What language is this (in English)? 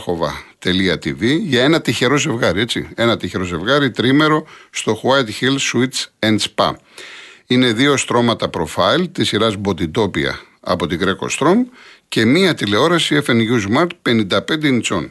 Greek